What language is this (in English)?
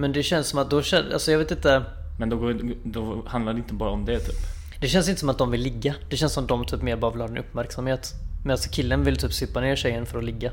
Swedish